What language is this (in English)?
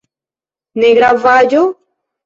Esperanto